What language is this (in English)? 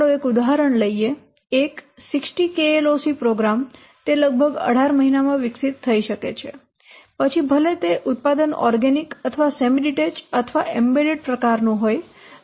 Gujarati